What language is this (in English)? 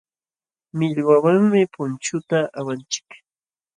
Jauja Wanca Quechua